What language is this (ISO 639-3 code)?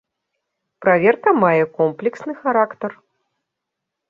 bel